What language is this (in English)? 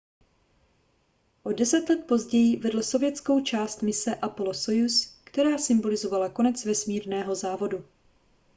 Czech